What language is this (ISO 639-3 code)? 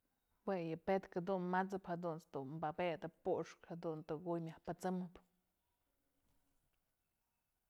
mzl